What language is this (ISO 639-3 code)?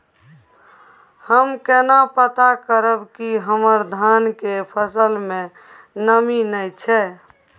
mai